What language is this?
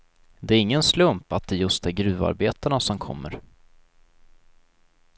Swedish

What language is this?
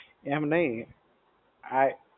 Gujarati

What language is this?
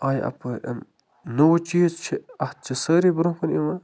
Kashmiri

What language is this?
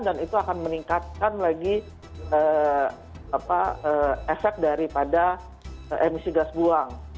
Indonesian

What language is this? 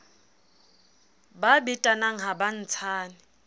Southern Sotho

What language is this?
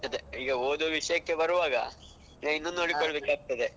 Kannada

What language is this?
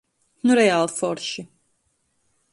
Latvian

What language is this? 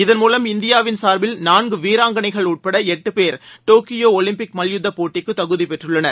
Tamil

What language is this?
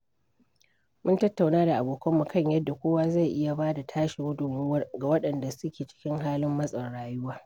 Hausa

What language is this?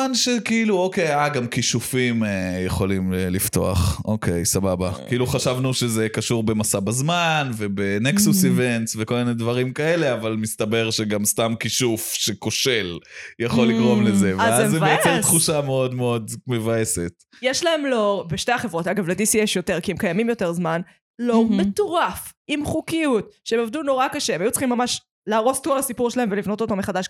Hebrew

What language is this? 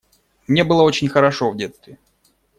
Russian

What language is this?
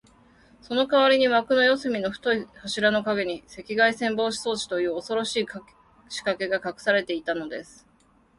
Japanese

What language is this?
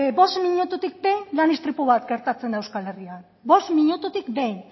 Basque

